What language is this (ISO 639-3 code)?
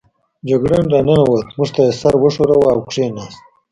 pus